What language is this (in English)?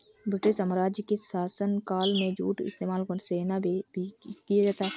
Hindi